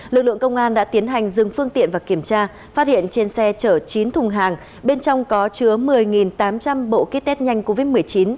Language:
Vietnamese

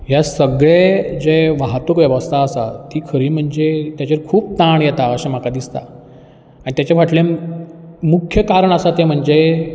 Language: Konkani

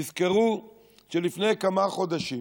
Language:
Hebrew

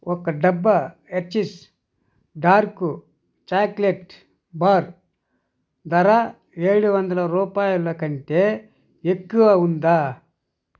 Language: Telugu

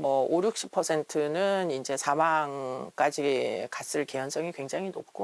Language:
Korean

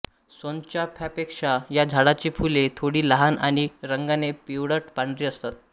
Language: Marathi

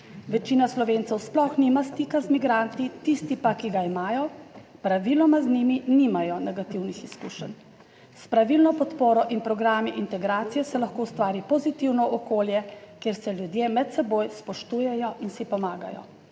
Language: Slovenian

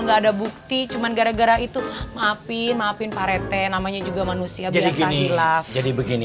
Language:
Indonesian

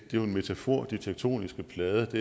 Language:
Danish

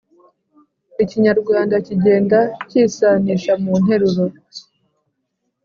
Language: Kinyarwanda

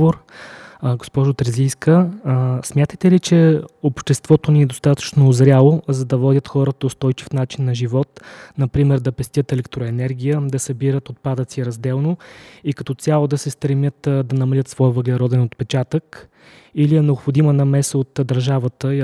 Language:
Bulgarian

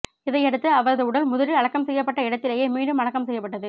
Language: Tamil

